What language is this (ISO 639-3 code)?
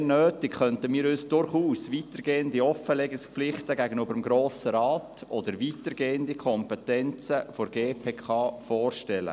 gsw